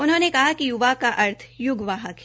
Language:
Hindi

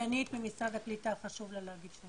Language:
Hebrew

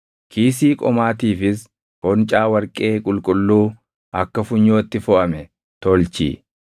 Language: Oromo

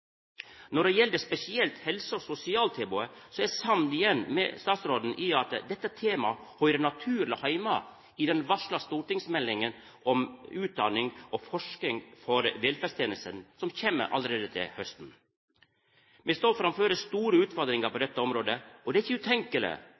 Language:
Norwegian Nynorsk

